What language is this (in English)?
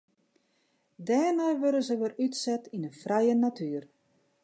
Western Frisian